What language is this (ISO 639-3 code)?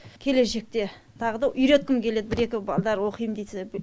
kaz